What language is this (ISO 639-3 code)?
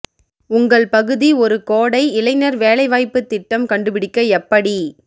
tam